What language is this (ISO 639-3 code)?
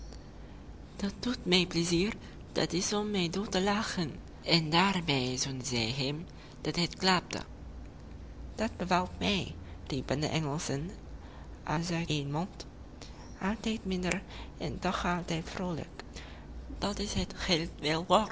nld